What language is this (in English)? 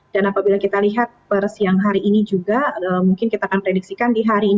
Indonesian